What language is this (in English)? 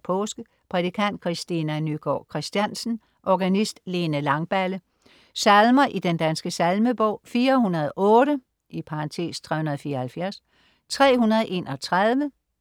Danish